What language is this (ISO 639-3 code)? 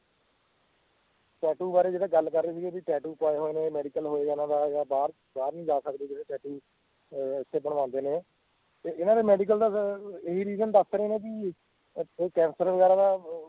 pan